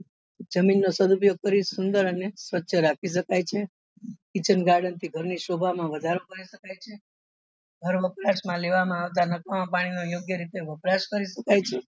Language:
Gujarati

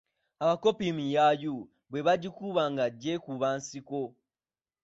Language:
Ganda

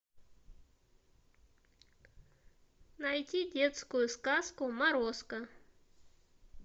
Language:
Russian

